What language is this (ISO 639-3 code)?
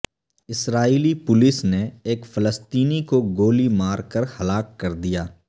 urd